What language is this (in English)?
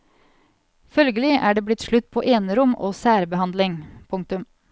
Norwegian